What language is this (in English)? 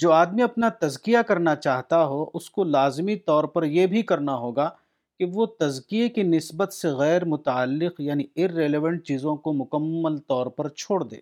Urdu